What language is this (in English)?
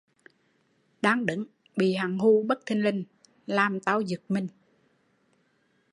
Vietnamese